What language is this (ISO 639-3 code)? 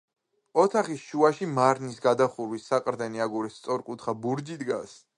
kat